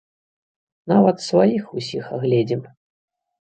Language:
Belarusian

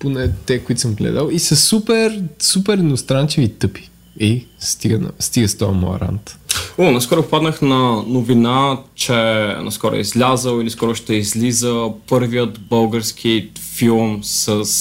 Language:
Bulgarian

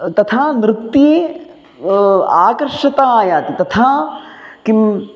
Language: Sanskrit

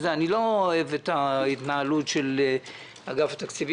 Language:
Hebrew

